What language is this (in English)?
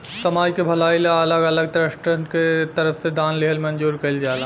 Bhojpuri